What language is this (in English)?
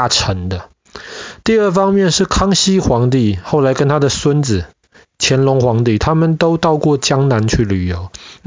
Chinese